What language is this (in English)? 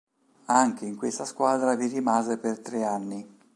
Italian